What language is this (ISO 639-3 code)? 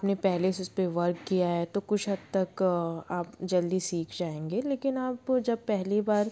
hin